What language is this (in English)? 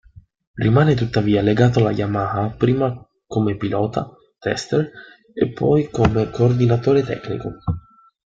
Italian